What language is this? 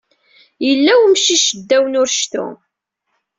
Kabyle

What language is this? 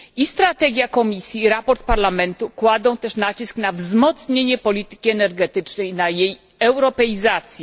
Polish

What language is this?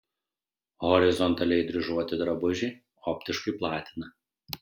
Lithuanian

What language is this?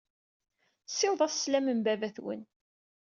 Kabyle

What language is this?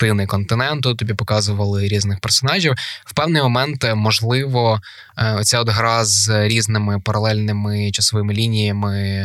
Ukrainian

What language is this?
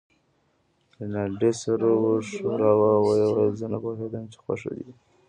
Pashto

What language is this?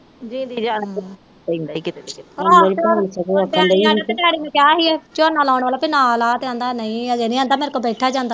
Punjabi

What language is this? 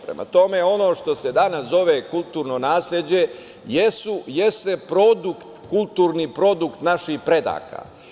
Serbian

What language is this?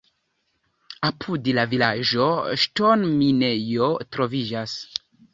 Esperanto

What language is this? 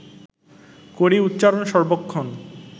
Bangla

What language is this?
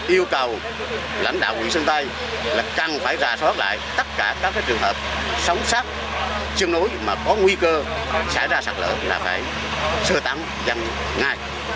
Vietnamese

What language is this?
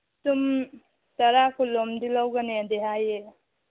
Manipuri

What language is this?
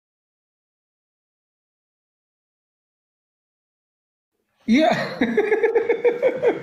Arabic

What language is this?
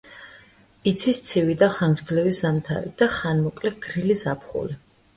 Georgian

